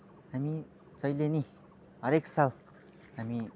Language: Nepali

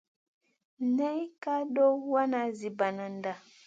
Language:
Masana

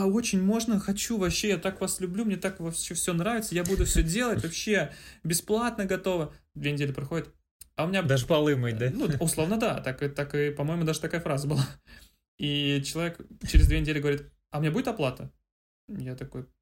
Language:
Russian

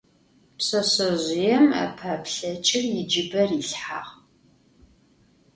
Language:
Adyghe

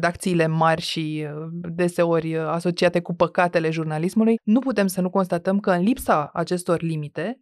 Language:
Romanian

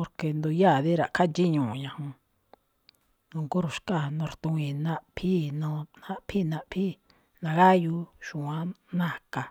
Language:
Malinaltepec Me'phaa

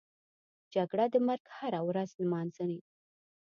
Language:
Pashto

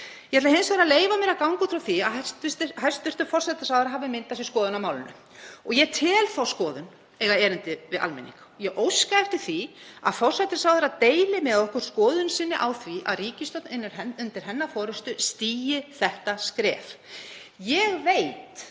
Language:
Icelandic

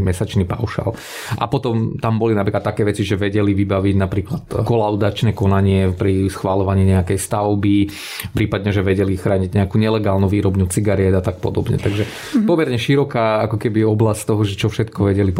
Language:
Slovak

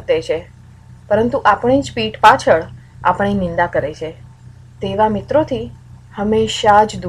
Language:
Gujarati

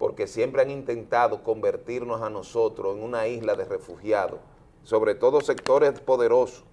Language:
Spanish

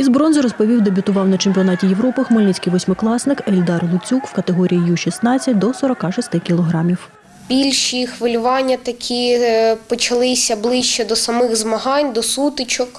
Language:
Ukrainian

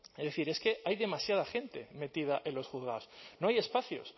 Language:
Spanish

